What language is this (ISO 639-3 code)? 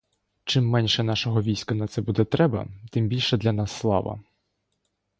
ukr